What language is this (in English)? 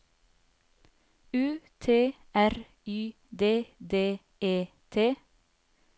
Norwegian